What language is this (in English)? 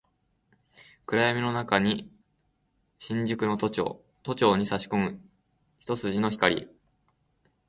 Japanese